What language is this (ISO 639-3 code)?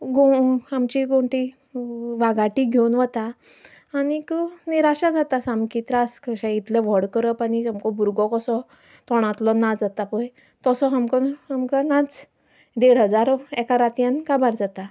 kok